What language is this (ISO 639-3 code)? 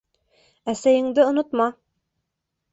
bak